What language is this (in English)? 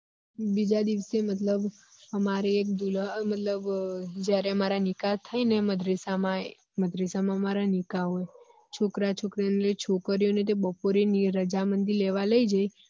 Gujarati